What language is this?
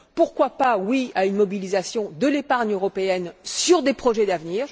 French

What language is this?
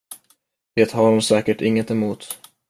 Swedish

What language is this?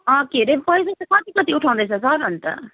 Nepali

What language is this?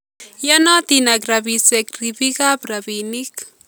Kalenjin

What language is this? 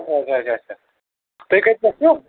Kashmiri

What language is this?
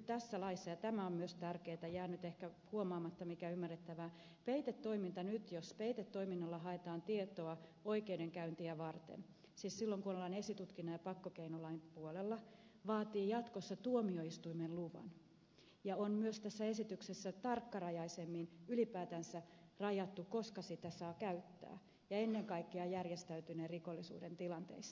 Finnish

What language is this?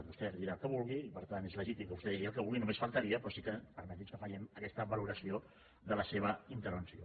Catalan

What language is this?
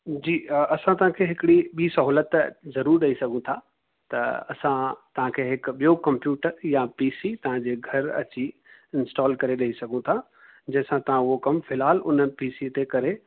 Sindhi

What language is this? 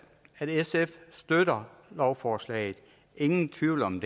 Danish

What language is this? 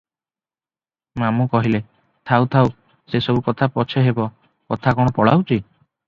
Odia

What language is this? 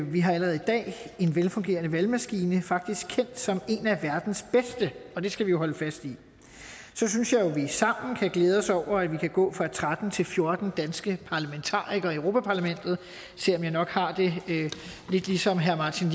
Danish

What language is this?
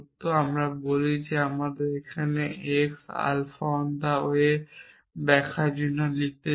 Bangla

